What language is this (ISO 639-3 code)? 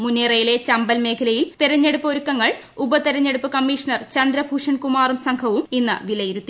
mal